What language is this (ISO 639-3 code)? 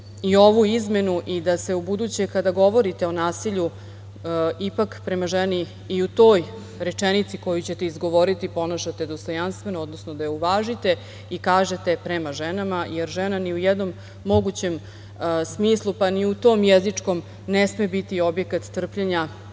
srp